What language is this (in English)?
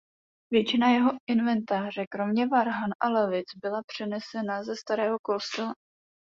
Czech